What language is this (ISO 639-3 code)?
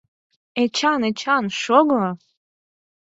chm